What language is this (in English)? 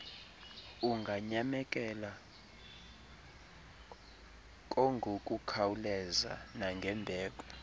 Xhosa